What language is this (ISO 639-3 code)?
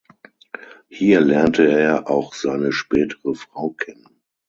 deu